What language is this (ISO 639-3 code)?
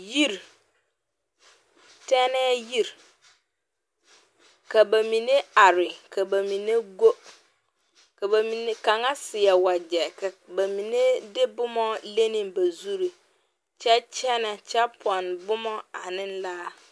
dga